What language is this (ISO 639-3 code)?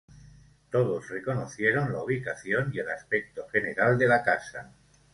spa